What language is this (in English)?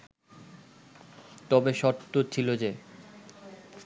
Bangla